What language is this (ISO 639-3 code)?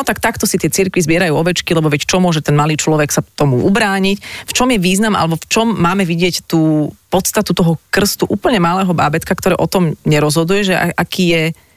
slk